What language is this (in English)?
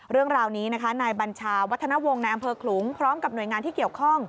Thai